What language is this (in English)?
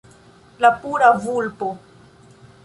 Esperanto